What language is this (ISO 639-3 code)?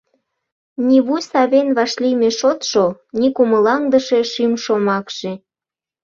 chm